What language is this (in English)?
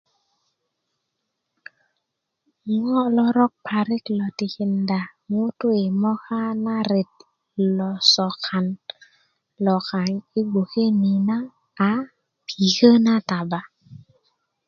Kuku